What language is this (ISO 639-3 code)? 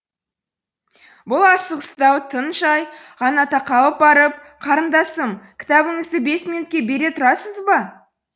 kaz